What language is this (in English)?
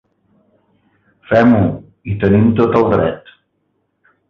Catalan